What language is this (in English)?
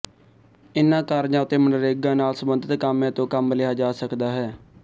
Punjabi